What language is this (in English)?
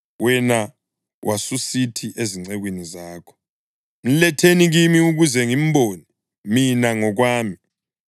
North Ndebele